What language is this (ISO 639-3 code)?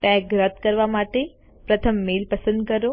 guj